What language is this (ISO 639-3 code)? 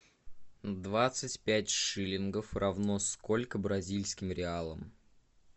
rus